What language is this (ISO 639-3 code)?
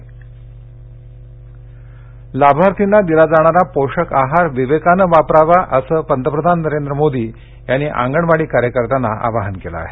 mar